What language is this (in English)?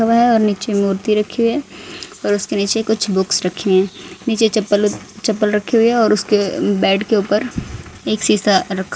Hindi